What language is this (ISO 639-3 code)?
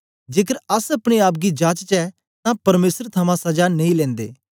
doi